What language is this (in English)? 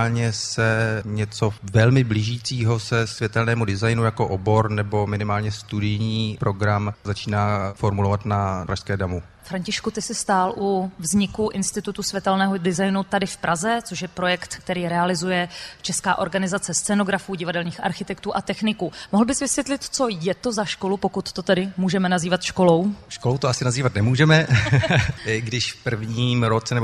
Czech